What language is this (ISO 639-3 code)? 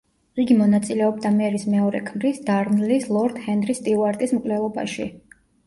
kat